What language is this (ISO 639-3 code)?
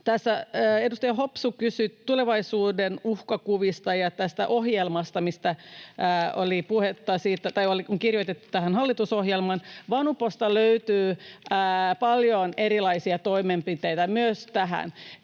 fin